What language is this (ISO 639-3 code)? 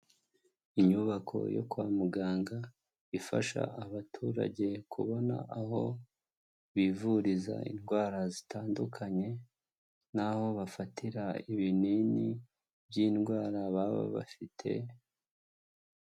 kin